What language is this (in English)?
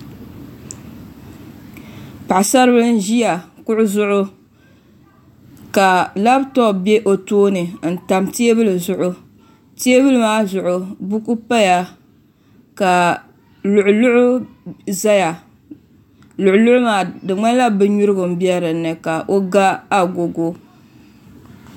Dagbani